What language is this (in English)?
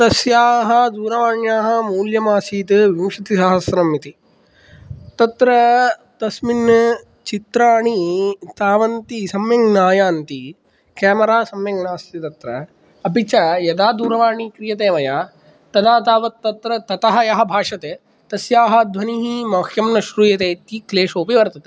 Sanskrit